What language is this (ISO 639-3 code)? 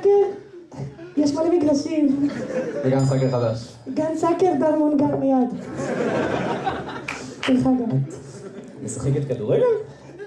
heb